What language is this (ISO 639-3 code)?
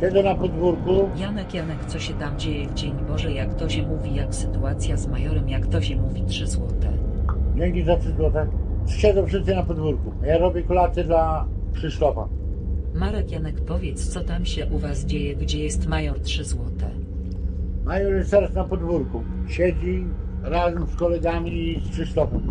pol